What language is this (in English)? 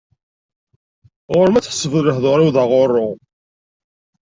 Kabyle